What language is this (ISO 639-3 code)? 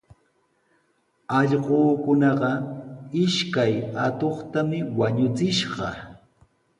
qws